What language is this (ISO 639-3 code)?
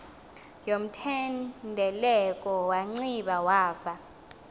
xho